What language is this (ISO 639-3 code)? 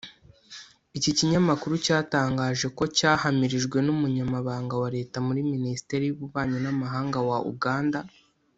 kin